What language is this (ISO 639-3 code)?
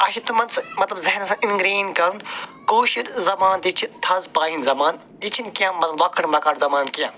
kas